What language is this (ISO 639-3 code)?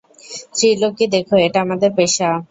ben